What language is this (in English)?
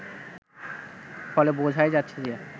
Bangla